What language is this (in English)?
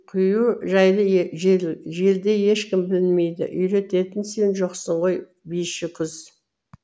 Kazakh